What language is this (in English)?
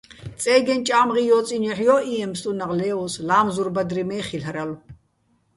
Bats